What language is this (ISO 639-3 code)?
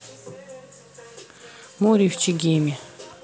rus